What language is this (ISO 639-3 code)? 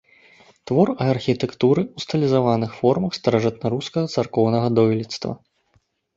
bel